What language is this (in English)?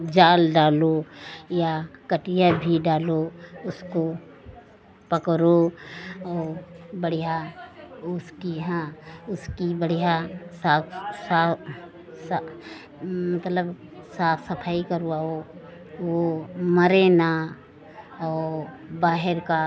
Hindi